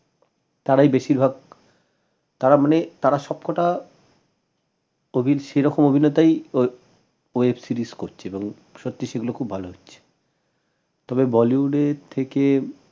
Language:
Bangla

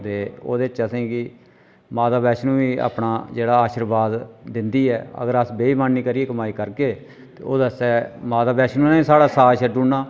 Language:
Dogri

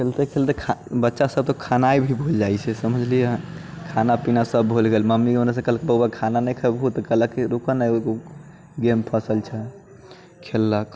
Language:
Maithili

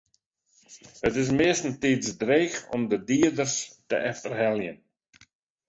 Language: Western Frisian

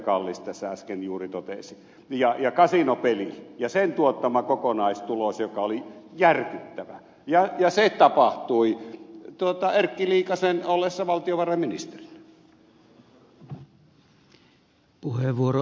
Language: Finnish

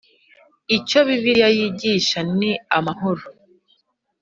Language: Kinyarwanda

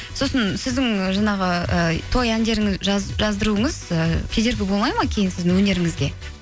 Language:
Kazakh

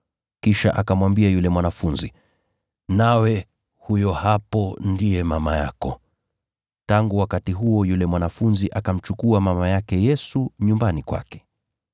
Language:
Swahili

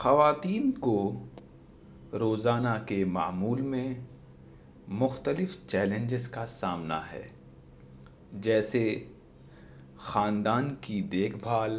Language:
Urdu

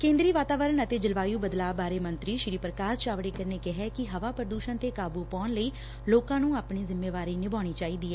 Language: Punjabi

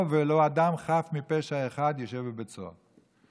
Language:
Hebrew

